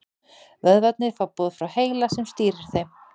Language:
Icelandic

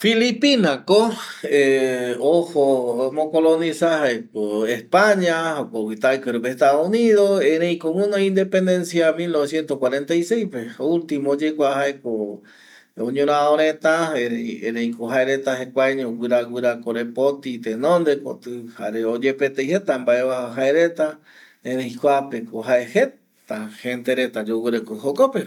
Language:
Eastern Bolivian Guaraní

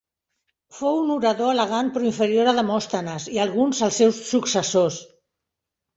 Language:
Catalan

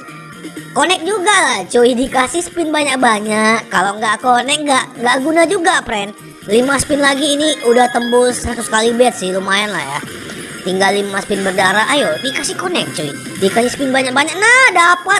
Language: Indonesian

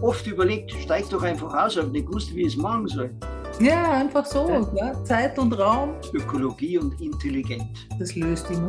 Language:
German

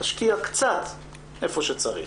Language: Hebrew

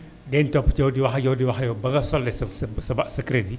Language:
Wolof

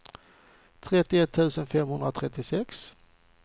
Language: Swedish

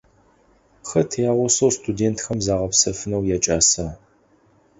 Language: Adyghe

